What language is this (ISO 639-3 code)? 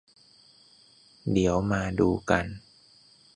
tha